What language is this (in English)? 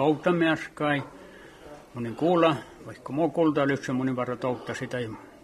Finnish